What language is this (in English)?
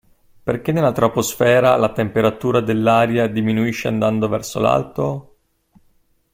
Italian